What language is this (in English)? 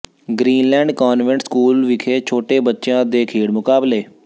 Punjabi